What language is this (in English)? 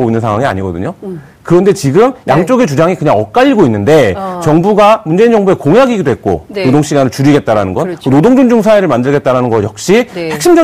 Korean